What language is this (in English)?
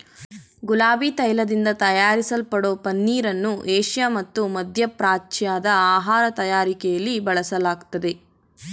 Kannada